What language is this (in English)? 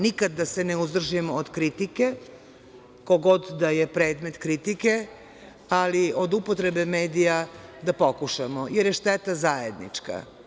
Serbian